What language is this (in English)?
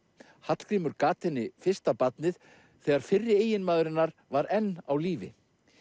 Icelandic